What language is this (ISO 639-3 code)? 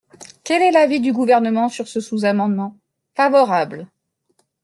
fra